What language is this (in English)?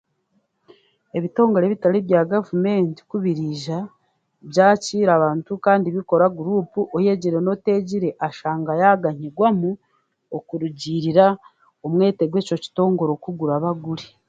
Chiga